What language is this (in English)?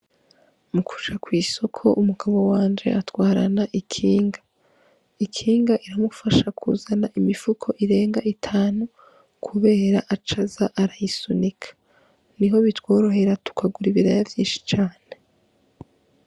Rundi